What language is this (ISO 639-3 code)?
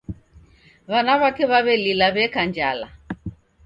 dav